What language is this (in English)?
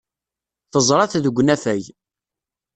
Kabyle